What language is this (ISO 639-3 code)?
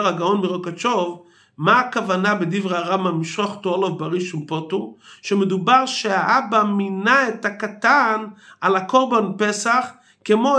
heb